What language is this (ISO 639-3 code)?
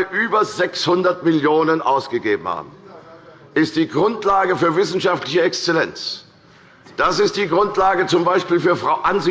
deu